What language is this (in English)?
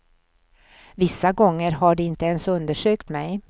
Swedish